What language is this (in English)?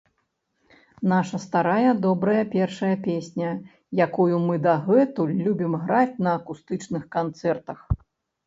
Belarusian